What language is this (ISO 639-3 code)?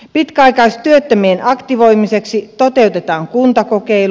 fin